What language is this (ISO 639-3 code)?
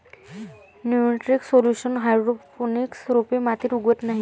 mar